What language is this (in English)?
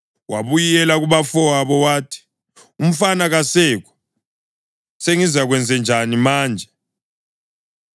North Ndebele